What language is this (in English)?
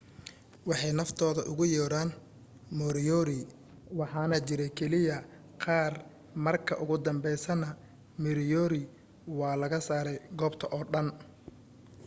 Somali